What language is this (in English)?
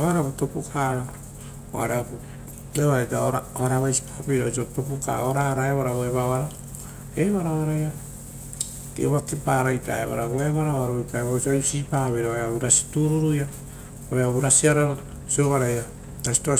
Rotokas